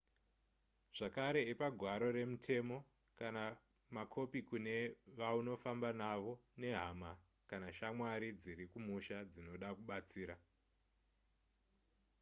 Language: Shona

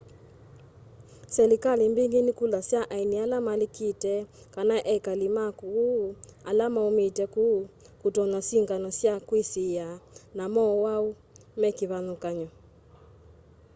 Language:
Kamba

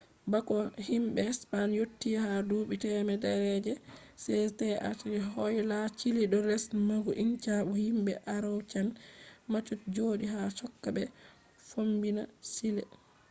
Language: Fula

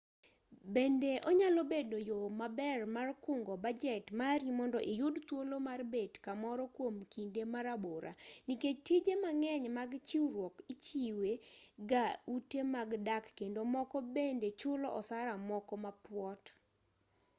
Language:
Luo (Kenya and Tanzania)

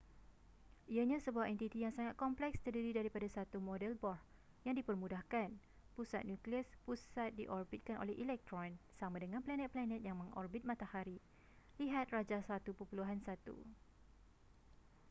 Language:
Malay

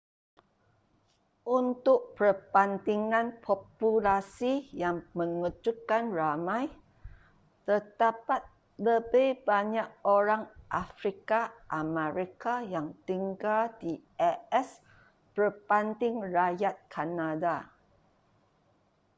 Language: Malay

